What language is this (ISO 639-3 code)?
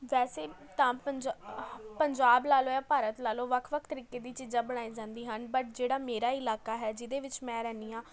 pan